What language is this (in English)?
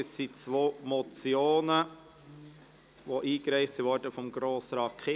Swiss German